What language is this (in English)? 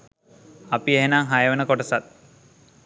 Sinhala